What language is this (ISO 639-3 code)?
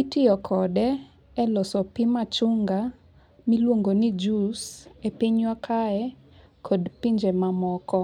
luo